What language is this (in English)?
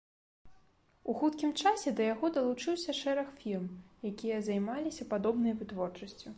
Belarusian